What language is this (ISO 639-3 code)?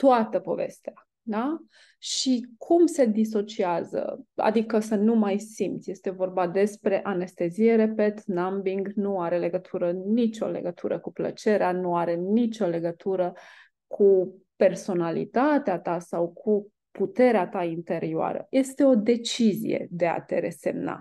ron